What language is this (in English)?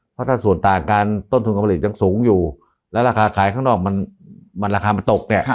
Thai